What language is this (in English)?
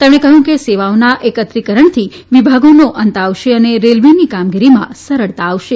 Gujarati